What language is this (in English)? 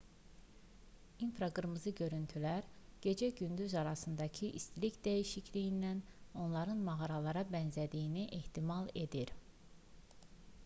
Azerbaijani